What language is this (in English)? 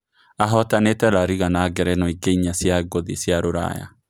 Kikuyu